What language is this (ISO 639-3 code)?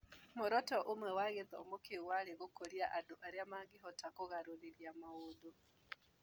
kik